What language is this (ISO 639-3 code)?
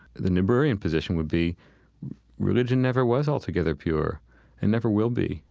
eng